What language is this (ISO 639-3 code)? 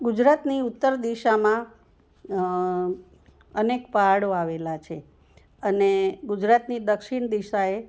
guj